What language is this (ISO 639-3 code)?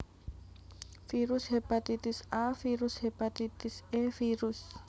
jav